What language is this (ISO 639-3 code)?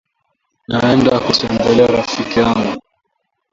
swa